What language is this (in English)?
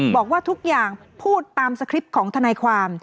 Thai